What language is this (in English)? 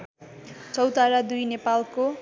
Nepali